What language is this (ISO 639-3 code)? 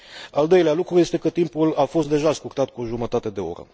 ron